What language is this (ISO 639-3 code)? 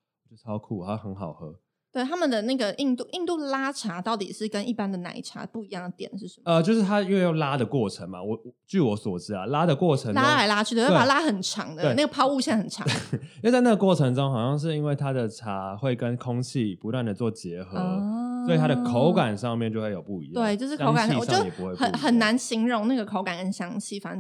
zho